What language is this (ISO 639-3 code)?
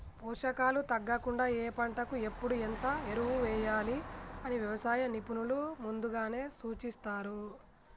tel